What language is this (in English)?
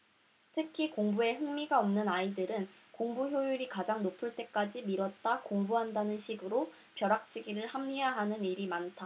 Korean